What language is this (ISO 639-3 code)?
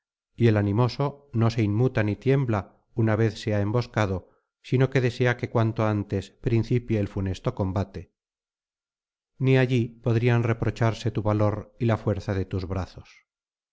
spa